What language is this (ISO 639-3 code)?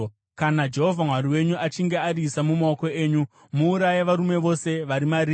sna